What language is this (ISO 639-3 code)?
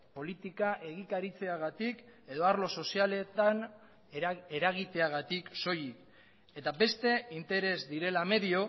eus